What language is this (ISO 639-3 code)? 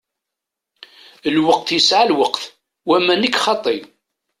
kab